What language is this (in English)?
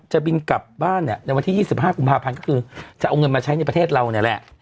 Thai